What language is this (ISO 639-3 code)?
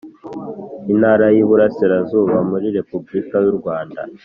kin